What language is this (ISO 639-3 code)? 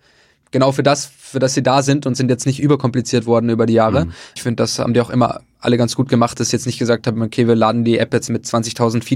deu